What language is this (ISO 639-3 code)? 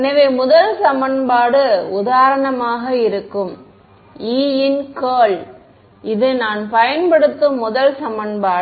tam